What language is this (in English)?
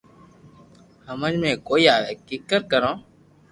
Loarki